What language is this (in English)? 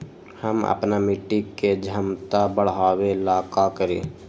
Magahi